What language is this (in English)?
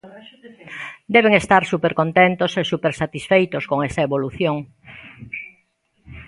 Galician